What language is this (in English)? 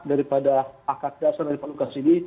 Indonesian